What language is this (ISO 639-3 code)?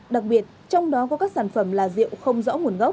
vie